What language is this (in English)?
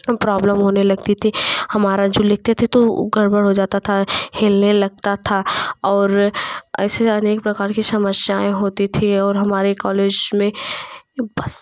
Hindi